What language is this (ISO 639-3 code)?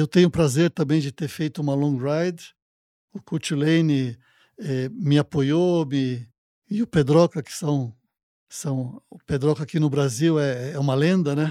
por